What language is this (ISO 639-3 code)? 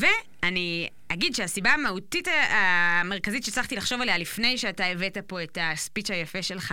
heb